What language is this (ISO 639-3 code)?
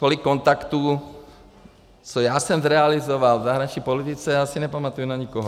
ces